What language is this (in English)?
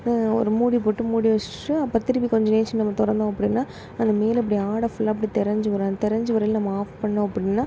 Tamil